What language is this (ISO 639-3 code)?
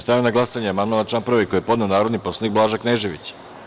srp